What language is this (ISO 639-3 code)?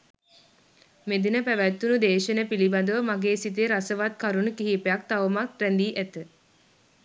sin